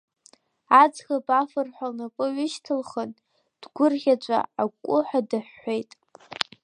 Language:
Abkhazian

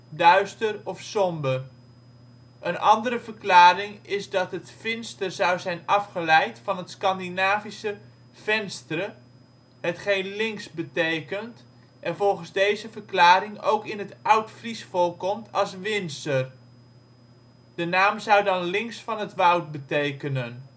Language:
Dutch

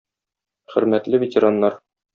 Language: Tatar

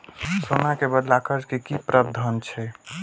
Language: Maithili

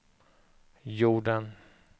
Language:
Swedish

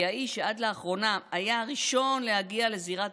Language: Hebrew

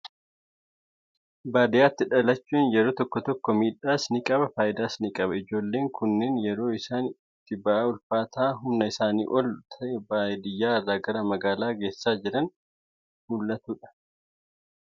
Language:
Oromo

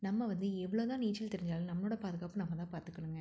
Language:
Tamil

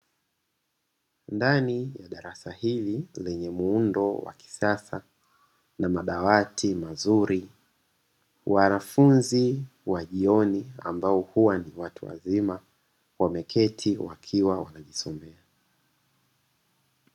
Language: Swahili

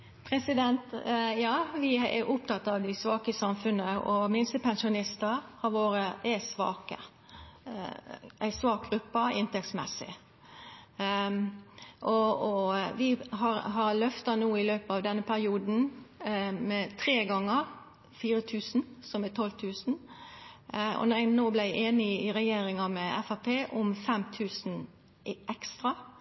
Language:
Norwegian Nynorsk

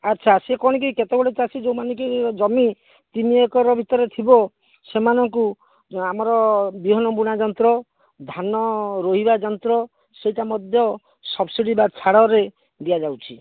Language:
Odia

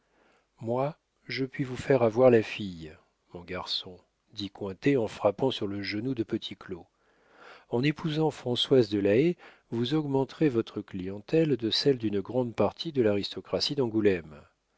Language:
French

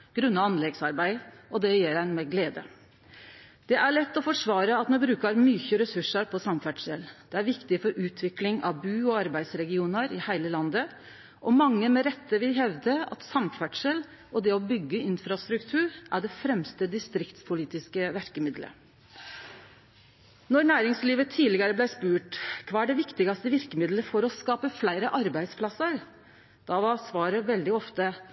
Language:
Norwegian Nynorsk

